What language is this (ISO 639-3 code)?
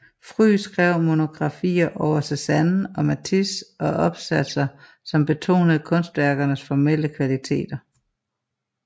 dan